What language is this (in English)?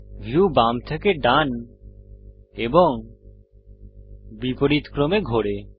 Bangla